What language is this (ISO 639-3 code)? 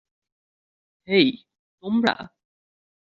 ben